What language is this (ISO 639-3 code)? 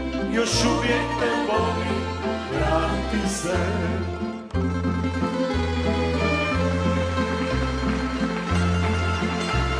ron